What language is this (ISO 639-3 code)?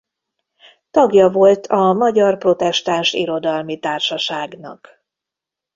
hun